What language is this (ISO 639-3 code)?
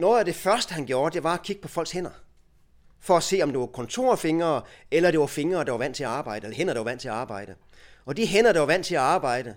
dan